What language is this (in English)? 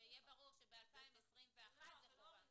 Hebrew